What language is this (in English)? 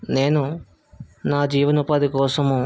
Telugu